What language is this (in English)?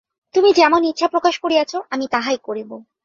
Bangla